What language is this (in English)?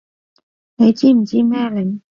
Cantonese